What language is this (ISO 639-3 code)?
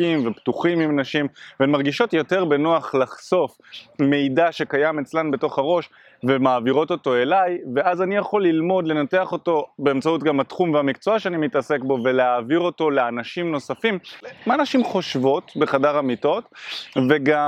heb